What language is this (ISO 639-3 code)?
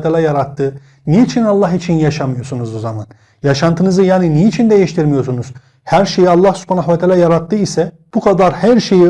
tur